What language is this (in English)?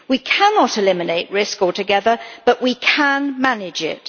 English